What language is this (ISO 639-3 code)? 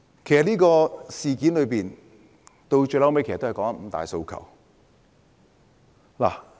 yue